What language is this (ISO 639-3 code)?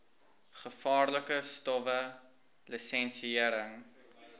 afr